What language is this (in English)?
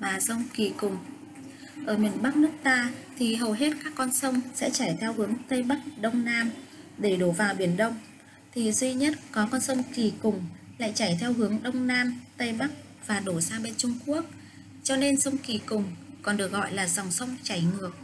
Vietnamese